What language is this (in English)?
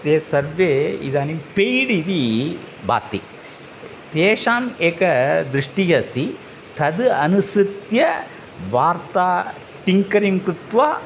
Sanskrit